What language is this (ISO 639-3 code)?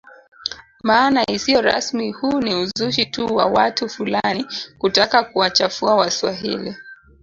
swa